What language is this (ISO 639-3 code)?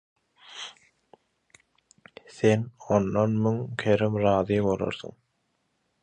tuk